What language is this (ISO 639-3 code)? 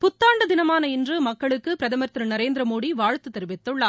tam